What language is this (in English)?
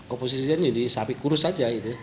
Indonesian